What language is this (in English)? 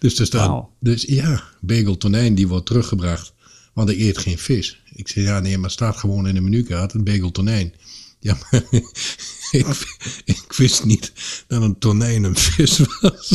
Dutch